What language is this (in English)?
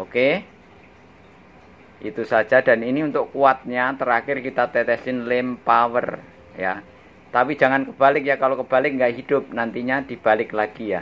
Indonesian